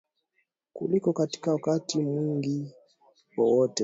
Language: Swahili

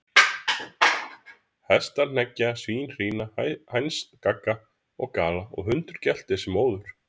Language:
Icelandic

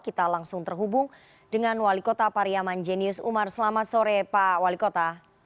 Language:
Indonesian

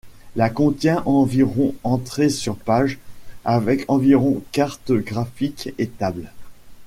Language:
French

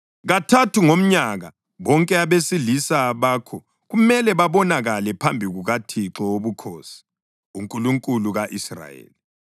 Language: North Ndebele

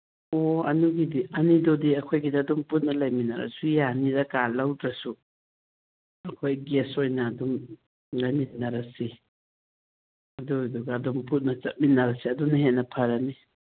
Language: Manipuri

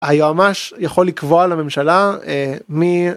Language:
Hebrew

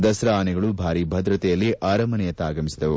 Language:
Kannada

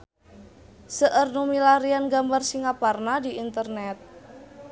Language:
Sundanese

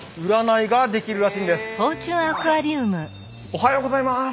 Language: Japanese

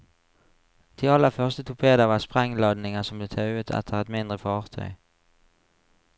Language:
Norwegian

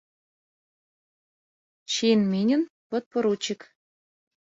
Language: Mari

